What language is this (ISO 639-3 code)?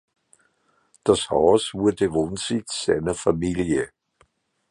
deu